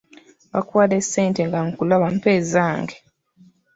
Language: Ganda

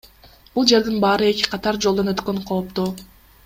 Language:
Kyrgyz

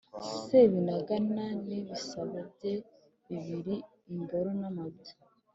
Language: Kinyarwanda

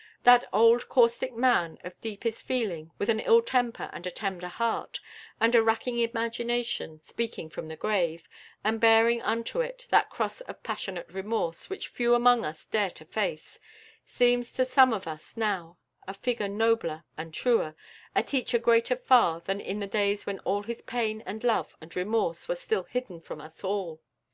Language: English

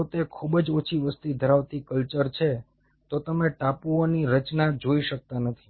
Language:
Gujarati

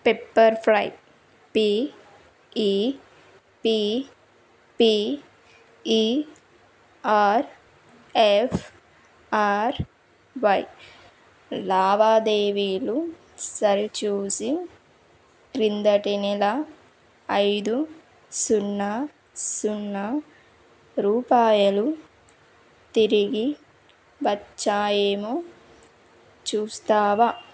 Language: Telugu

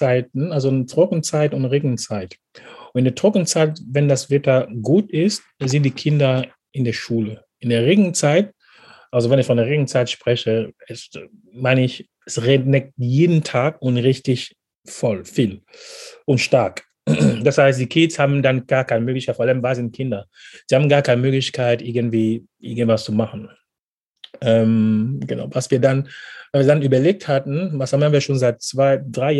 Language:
German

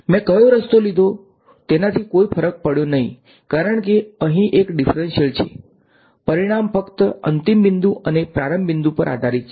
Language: Gujarati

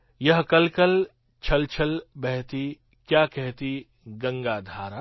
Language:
Gujarati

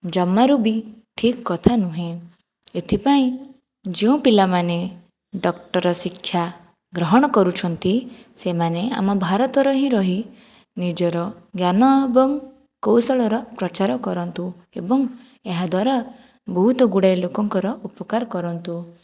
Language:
Odia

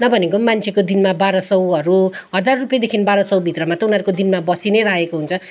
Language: Nepali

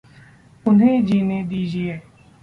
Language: Hindi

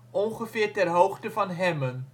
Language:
Dutch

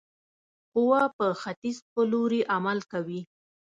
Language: Pashto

